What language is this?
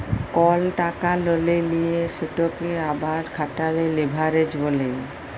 Bangla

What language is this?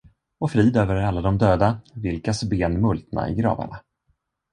Swedish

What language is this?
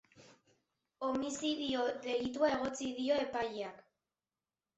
Basque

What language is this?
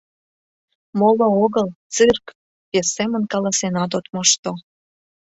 Mari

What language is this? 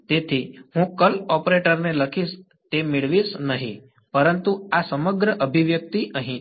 Gujarati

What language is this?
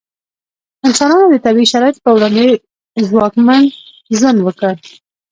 Pashto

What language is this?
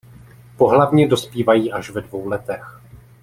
Czech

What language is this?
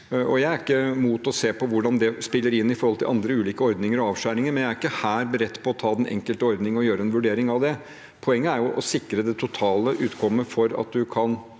Norwegian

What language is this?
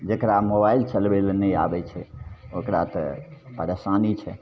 Maithili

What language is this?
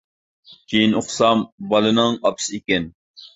Uyghur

